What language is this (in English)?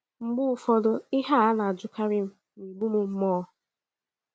Igbo